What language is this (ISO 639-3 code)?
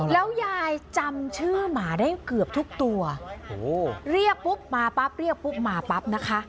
tha